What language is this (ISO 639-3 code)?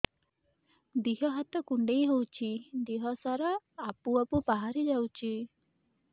ori